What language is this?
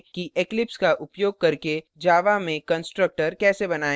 Hindi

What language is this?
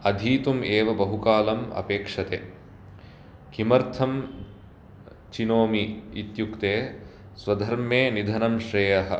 Sanskrit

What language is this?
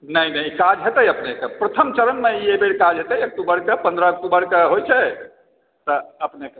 Maithili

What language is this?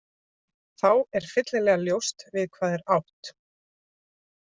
Icelandic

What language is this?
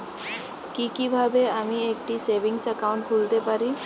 Bangla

